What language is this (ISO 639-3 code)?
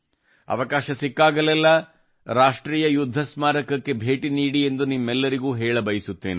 kan